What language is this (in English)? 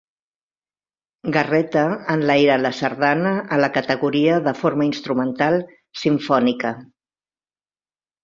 Catalan